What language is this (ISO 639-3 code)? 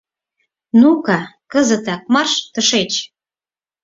chm